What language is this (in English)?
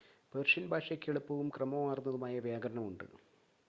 Malayalam